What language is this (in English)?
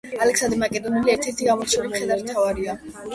Georgian